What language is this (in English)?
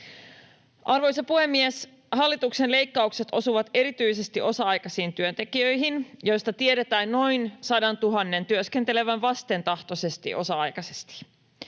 Finnish